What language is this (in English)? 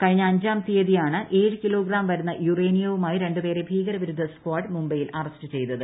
Malayalam